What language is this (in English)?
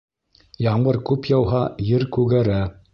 Bashkir